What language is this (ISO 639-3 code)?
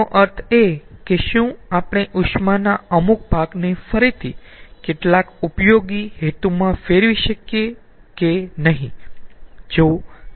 guj